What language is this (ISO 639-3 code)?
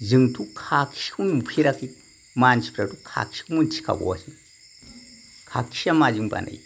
brx